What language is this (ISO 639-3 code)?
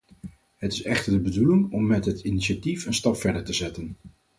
nld